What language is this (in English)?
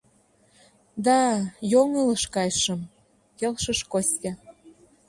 Mari